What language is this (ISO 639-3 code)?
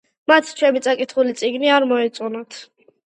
kat